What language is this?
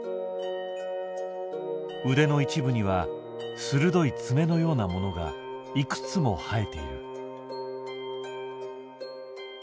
Japanese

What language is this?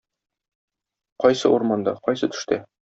Tatar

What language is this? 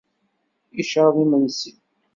Kabyle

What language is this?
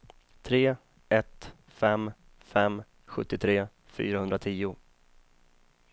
Swedish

